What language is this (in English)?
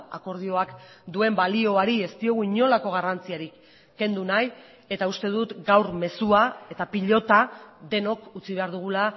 Basque